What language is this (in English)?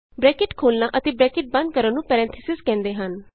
Punjabi